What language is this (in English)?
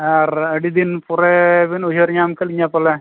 Santali